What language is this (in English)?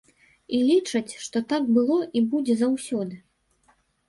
Belarusian